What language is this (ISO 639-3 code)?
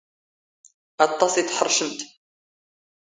zgh